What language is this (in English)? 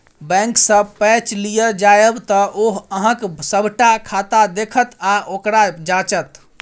Maithili